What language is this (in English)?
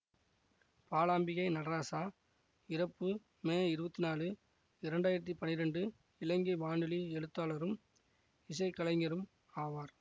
Tamil